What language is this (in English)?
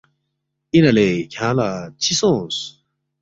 Balti